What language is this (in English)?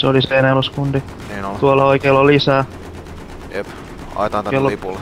Finnish